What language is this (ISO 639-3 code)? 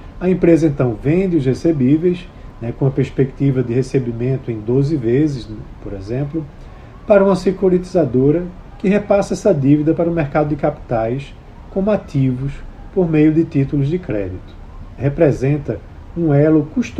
por